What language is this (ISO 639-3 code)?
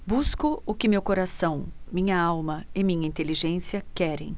por